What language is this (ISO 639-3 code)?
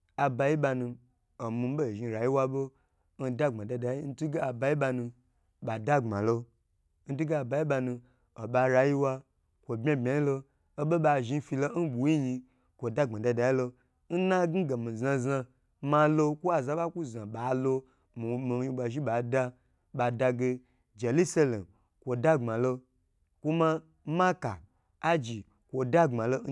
gbr